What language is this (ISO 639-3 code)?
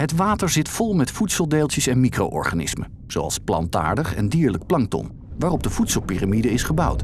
nld